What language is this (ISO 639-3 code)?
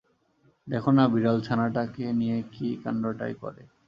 ben